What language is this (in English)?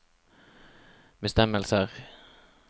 Norwegian